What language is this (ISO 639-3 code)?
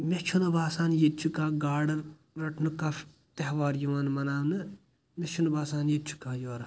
kas